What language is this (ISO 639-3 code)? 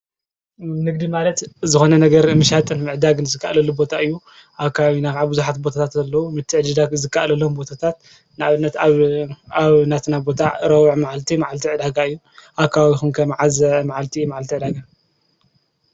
tir